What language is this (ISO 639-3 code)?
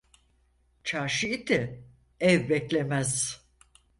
tur